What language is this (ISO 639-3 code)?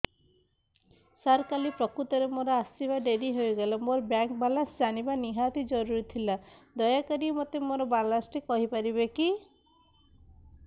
ori